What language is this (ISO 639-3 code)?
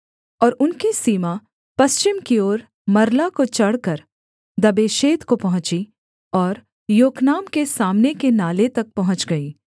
hin